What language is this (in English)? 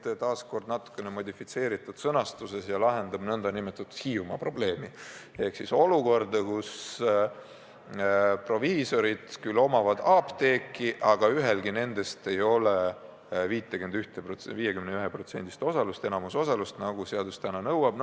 Estonian